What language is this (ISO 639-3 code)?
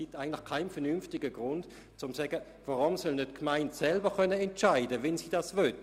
gsw